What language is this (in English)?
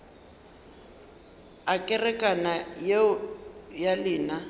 Northern Sotho